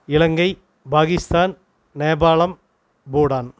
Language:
Tamil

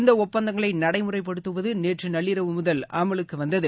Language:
Tamil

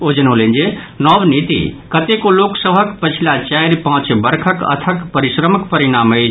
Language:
Maithili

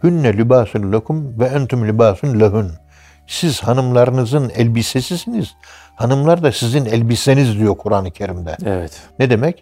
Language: Turkish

